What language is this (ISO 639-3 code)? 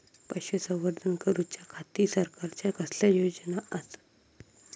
mar